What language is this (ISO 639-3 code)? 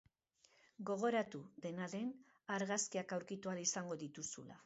eus